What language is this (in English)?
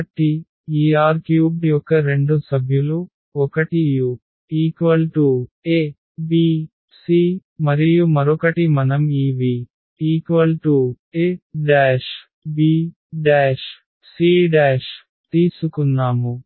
Telugu